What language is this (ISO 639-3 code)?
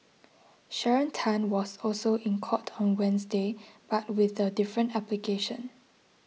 eng